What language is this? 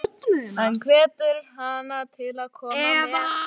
Icelandic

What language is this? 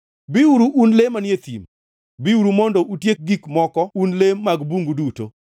Luo (Kenya and Tanzania)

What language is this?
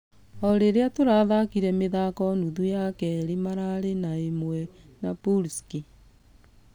Kikuyu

